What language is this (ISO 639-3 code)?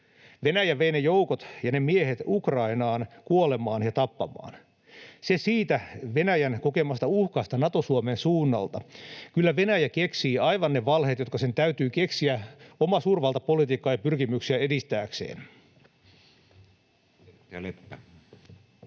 fin